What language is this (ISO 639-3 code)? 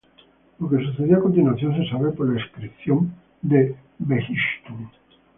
spa